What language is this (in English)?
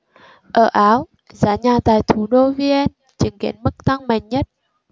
Vietnamese